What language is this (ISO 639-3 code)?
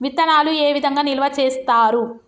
tel